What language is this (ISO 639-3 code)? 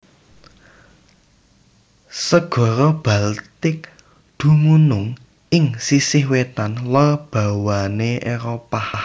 jav